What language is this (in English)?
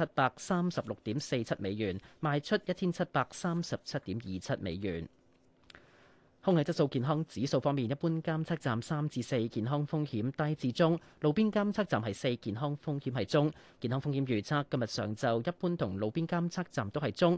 Chinese